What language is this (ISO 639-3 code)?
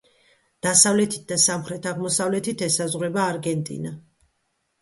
kat